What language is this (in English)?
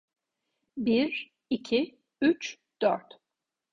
Turkish